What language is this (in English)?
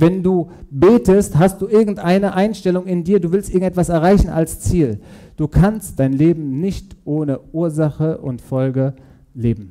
German